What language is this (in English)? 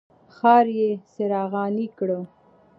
Pashto